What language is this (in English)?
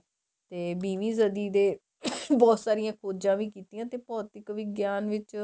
Punjabi